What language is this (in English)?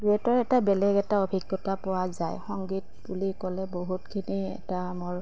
Assamese